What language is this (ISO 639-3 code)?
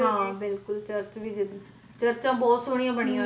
pan